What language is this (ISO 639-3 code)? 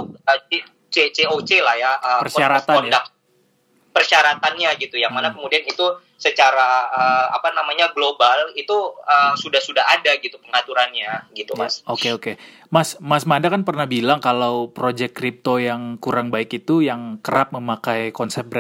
ind